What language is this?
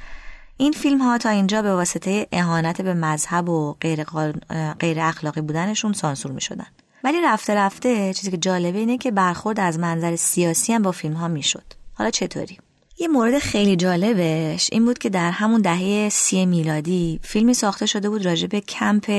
Persian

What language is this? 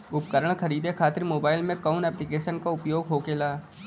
Bhojpuri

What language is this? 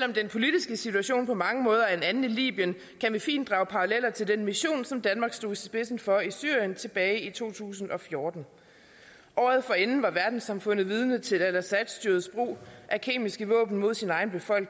Danish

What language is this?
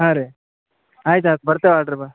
Kannada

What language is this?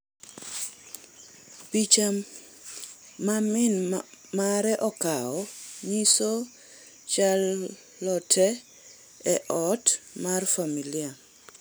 Luo (Kenya and Tanzania)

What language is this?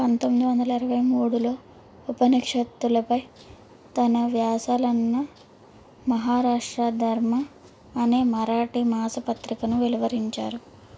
Telugu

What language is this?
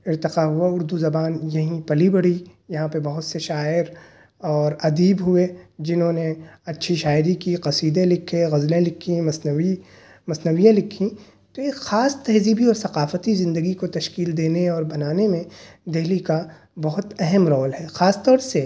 Urdu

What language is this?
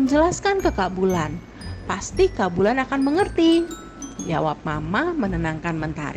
Indonesian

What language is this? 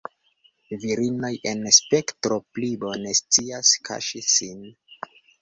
Esperanto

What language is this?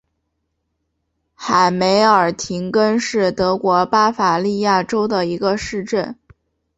Chinese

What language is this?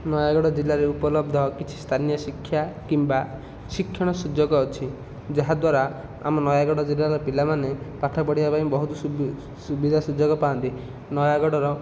Odia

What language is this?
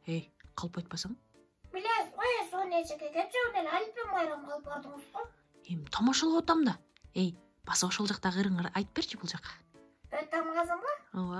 Turkish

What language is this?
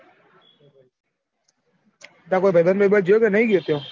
Gujarati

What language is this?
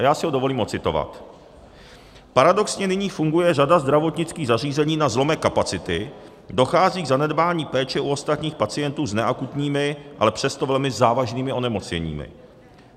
Czech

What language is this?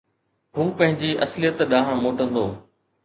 Sindhi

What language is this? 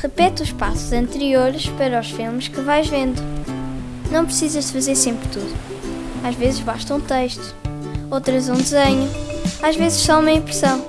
Portuguese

